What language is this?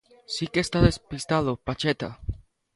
Galician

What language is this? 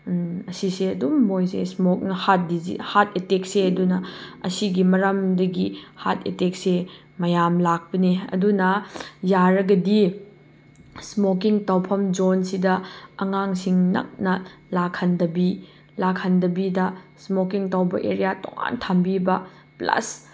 Manipuri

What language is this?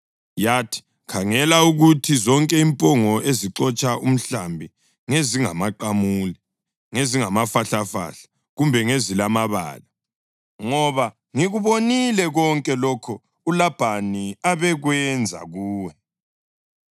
North Ndebele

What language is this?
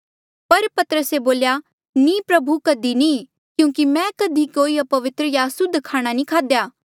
Mandeali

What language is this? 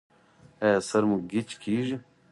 Pashto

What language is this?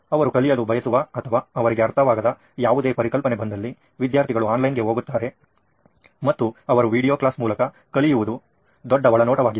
Kannada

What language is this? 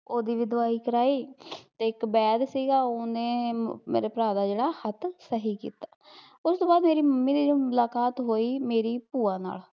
Punjabi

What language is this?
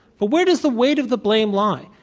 English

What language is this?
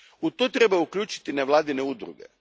Croatian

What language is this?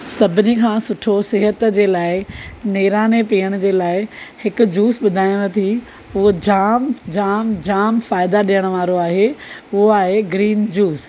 Sindhi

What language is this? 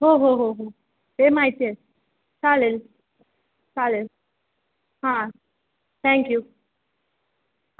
Marathi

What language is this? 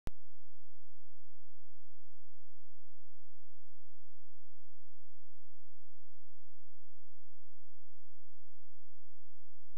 French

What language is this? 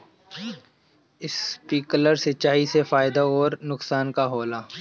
Bhojpuri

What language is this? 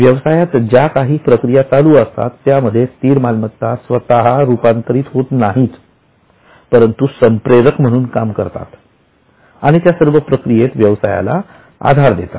Marathi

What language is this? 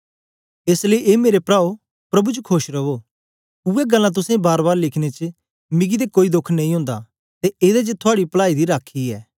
Dogri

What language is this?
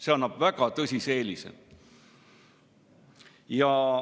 Estonian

